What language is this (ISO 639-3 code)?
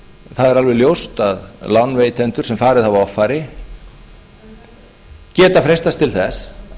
isl